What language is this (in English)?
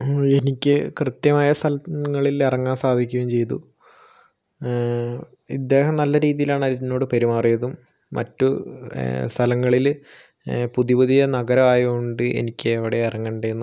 Malayalam